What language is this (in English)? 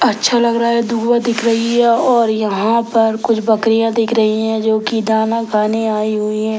Hindi